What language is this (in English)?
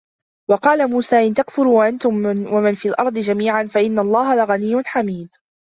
Arabic